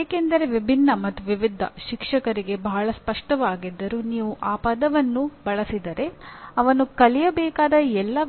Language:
Kannada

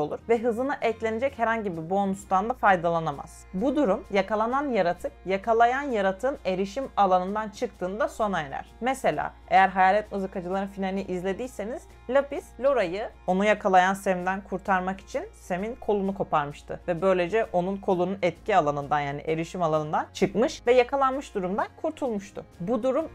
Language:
Turkish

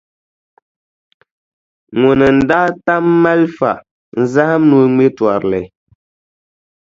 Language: Dagbani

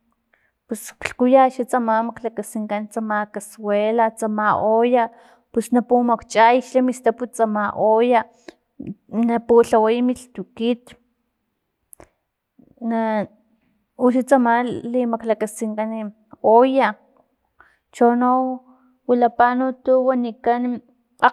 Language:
Filomena Mata-Coahuitlán Totonac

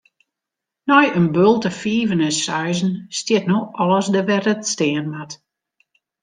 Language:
Western Frisian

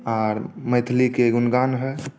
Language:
Maithili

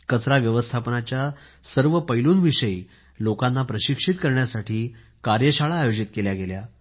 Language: Marathi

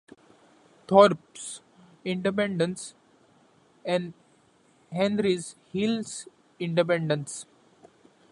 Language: English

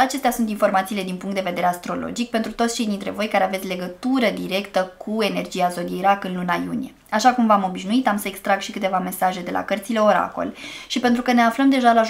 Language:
Romanian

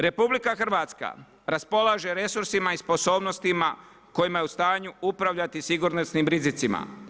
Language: Croatian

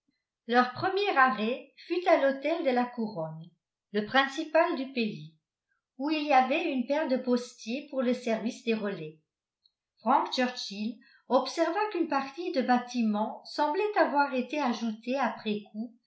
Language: French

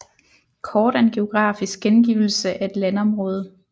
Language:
Danish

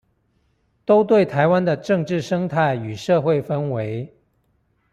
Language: Chinese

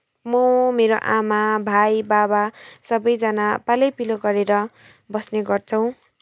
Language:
Nepali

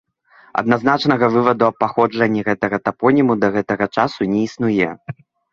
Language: Belarusian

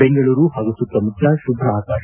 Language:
Kannada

